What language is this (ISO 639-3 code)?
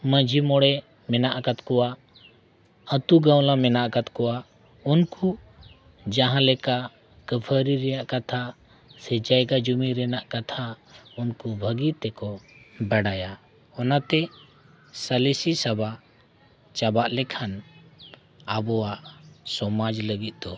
sat